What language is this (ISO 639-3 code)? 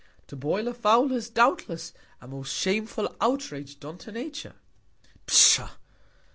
eng